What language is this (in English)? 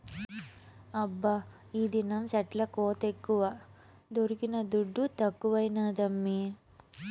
Telugu